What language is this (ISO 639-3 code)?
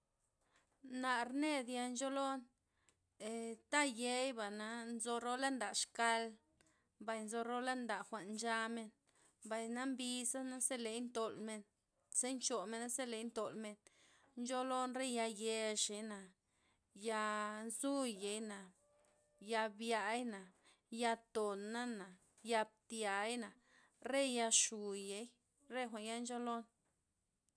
ztp